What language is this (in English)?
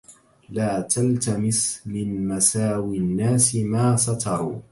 Arabic